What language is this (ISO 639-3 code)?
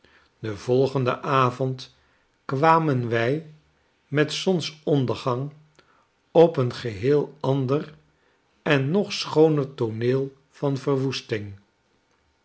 nld